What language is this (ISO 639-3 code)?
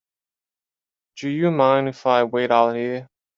eng